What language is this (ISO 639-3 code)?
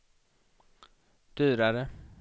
swe